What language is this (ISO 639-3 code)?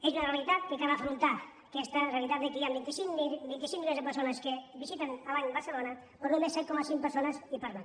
cat